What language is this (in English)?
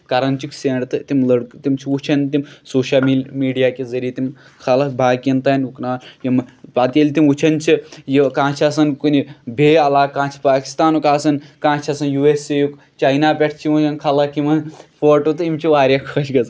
Kashmiri